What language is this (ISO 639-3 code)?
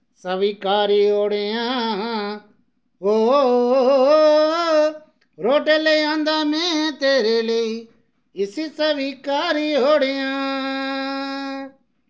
doi